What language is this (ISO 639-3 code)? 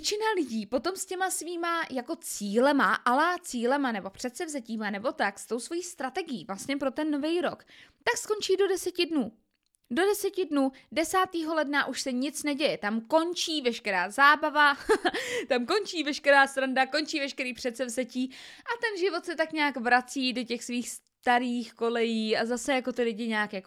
ces